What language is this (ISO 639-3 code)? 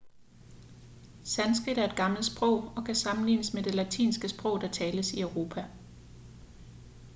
dan